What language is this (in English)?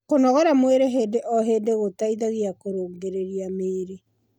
Kikuyu